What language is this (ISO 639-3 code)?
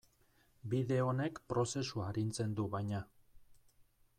eus